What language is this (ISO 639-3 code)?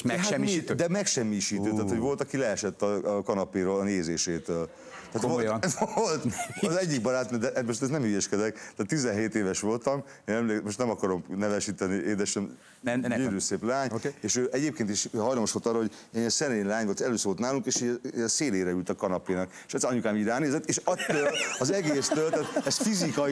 hun